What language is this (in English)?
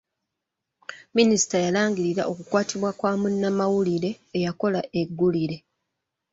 Ganda